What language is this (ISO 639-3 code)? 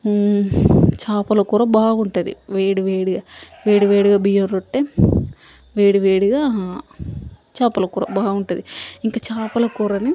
tel